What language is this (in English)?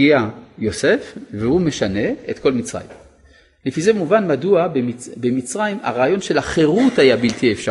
Hebrew